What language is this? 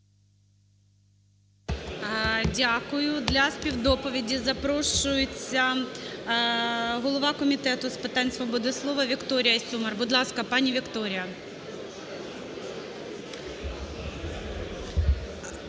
Ukrainian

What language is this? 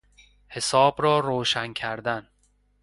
Persian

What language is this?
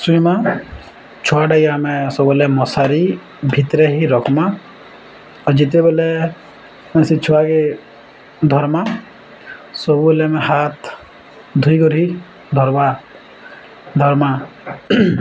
Odia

